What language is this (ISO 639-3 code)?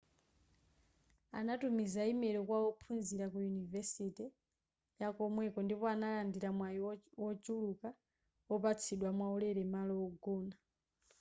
nya